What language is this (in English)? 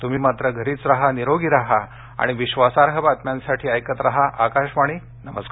Marathi